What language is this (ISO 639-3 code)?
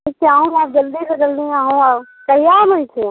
mai